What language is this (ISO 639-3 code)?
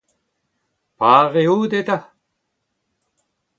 bre